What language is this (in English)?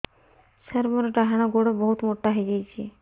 Odia